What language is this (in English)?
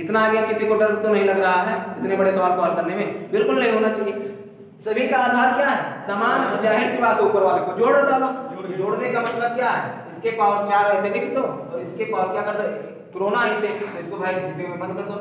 Hindi